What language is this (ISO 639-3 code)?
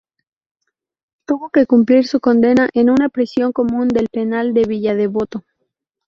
spa